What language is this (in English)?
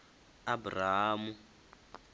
Venda